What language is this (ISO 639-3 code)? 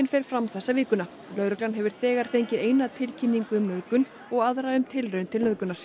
isl